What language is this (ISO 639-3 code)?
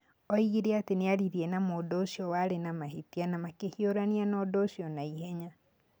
kik